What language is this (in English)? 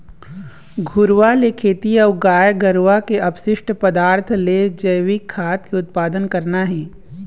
Chhattisgarhi